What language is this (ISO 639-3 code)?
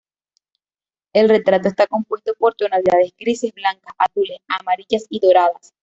spa